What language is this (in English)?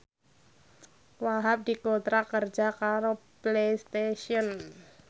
Javanese